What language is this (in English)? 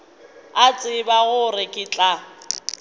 Northern Sotho